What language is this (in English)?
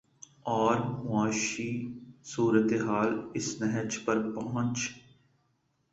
Urdu